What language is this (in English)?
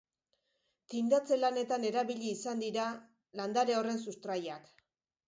Basque